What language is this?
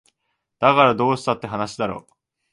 Japanese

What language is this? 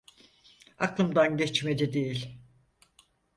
Turkish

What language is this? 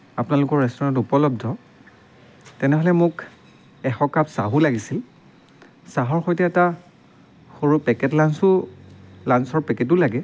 Assamese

